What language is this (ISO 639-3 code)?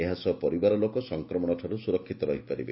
ori